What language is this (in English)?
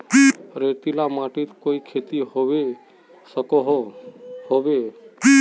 Magahi